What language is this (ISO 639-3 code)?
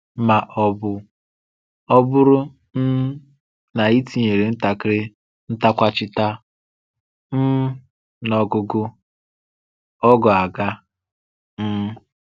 ibo